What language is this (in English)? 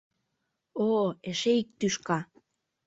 Mari